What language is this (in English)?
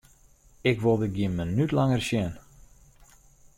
Western Frisian